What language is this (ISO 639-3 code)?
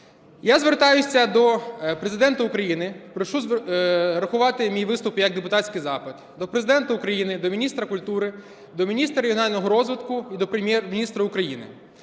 ukr